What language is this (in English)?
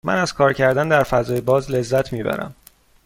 Persian